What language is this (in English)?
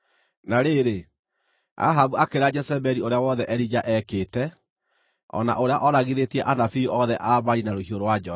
Kikuyu